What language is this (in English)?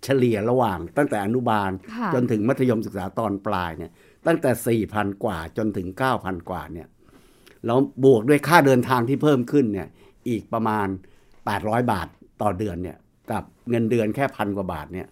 Thai